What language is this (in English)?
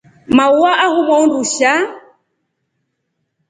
Rombo